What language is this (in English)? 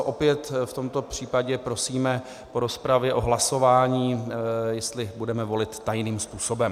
Czech